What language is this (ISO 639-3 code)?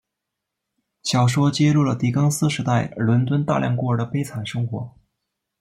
zho